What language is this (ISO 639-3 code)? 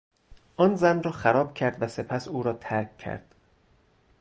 fas